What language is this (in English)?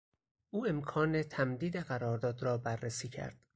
Persian